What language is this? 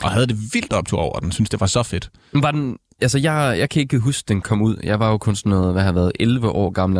Danish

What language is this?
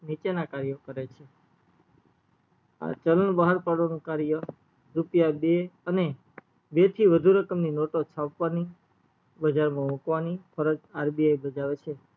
Gujarati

